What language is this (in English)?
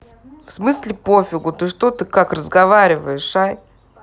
Russian